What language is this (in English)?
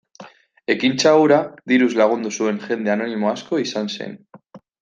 Basque